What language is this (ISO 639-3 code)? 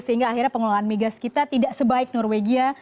ind